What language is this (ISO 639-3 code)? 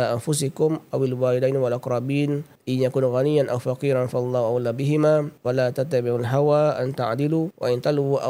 msa